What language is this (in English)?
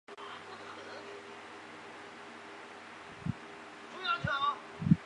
Chinese